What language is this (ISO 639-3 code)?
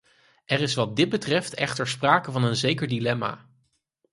nld